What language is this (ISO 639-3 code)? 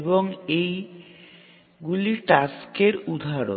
ben